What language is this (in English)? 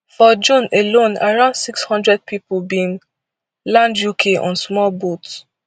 Nigerian Pidgin